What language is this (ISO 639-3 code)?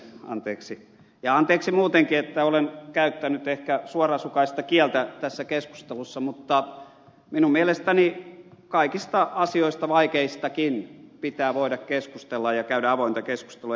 fin